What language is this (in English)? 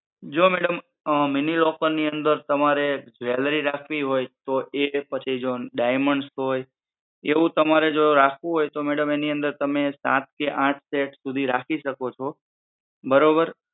Gujarati